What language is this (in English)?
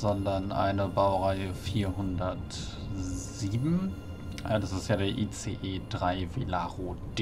German